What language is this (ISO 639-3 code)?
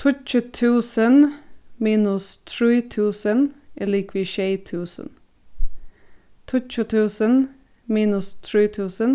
fao